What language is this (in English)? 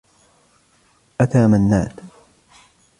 Arabic